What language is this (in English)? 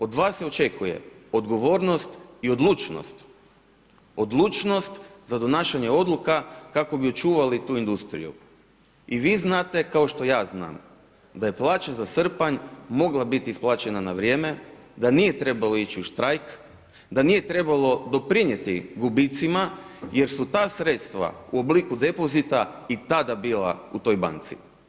Croatian